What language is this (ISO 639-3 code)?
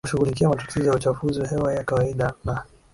swa